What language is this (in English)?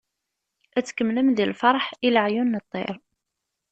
Kabyle